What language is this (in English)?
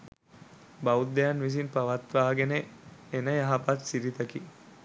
Sinhala